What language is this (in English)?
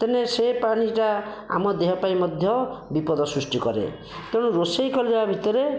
Odia